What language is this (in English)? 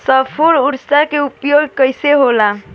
Bhojpuri